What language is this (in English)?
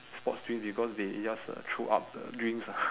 English